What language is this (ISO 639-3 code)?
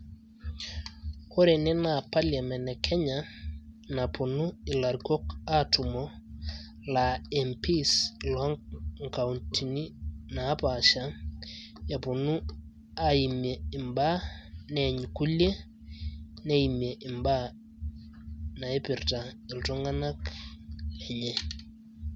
mas